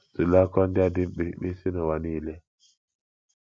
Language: Igbo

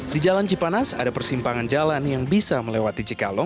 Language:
Indonesian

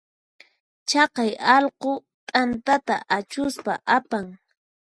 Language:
Puno Quechua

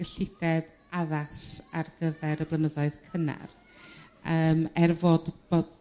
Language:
Welsh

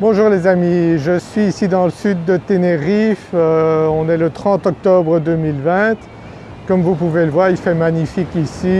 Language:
French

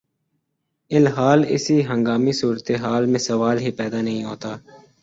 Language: Urdu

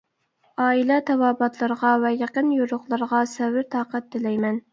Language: Uyghur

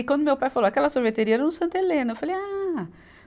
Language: Portuguese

